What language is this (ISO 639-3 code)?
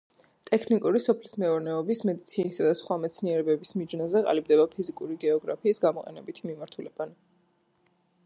kat